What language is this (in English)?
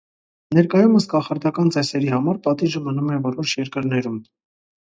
Armenian